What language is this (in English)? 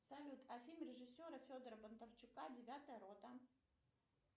Russian